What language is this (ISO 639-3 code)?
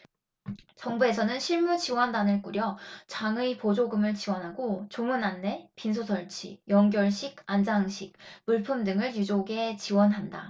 kor